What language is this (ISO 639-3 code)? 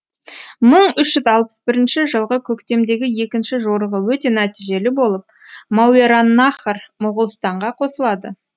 kaz